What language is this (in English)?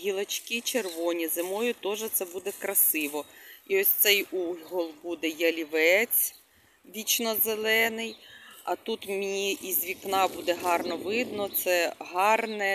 Ukrainian